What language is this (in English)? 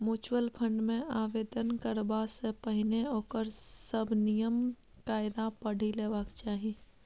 Maithili